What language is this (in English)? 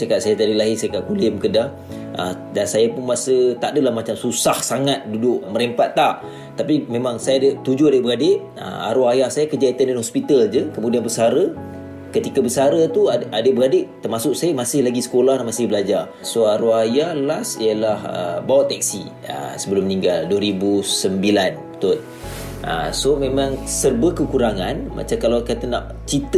Malay